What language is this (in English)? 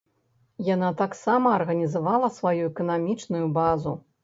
Belarusian